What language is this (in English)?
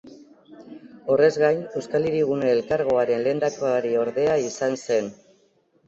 Basque